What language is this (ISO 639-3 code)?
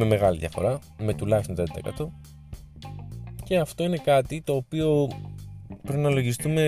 ell